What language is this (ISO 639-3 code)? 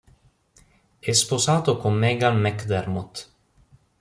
ita